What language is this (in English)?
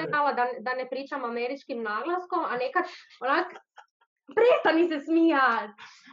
Croatian